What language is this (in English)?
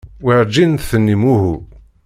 Kabyle